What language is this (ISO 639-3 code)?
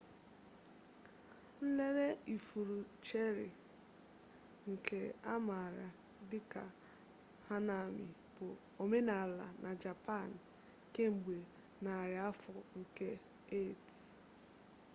ibo